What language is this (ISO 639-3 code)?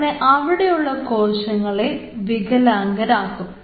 mal